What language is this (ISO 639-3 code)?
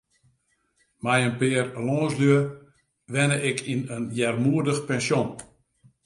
fry